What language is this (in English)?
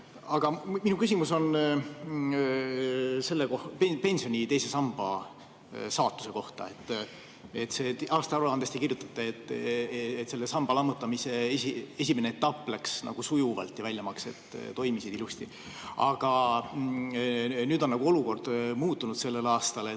Estonian